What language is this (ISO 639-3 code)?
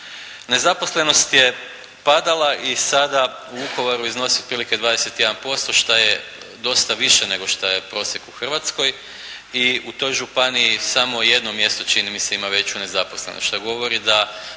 hrv